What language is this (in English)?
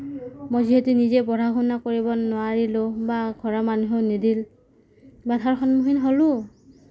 Assamese